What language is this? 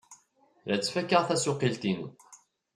Kabyle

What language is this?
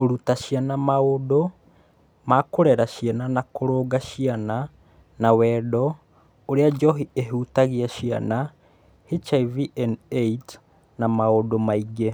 Kikuyu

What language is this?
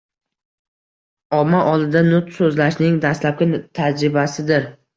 Uzbek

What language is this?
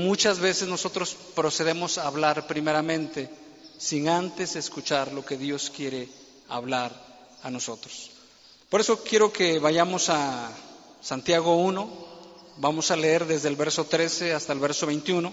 Spanish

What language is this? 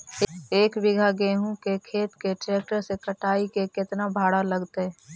Magahi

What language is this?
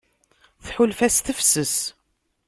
Kabyle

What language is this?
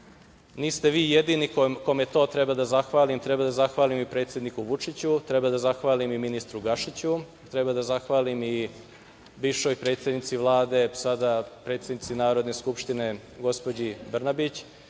Serbian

